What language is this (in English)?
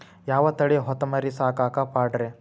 Kannada